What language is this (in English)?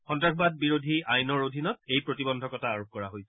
Assamese